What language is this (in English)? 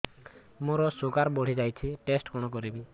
Odia